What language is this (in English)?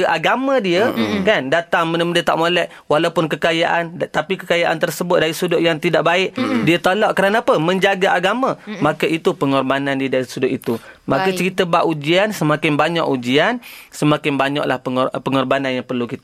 Malay